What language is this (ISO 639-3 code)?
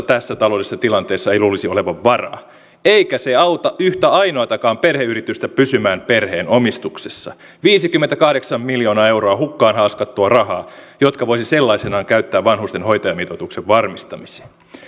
fin